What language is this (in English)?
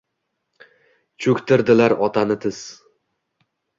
Uzbek